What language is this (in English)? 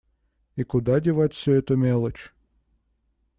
Russian